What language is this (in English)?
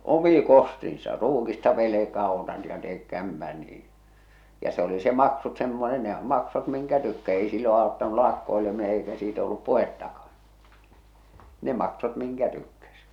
Finnish